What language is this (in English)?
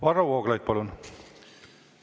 Estonian